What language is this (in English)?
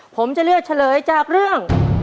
Thai